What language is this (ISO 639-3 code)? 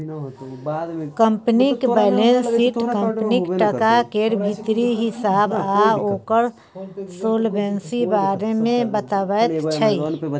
mai